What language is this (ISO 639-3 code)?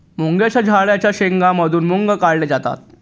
mar